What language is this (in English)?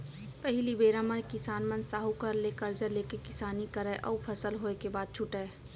Chhattisgarhi